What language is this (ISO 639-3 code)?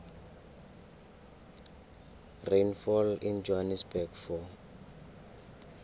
nbl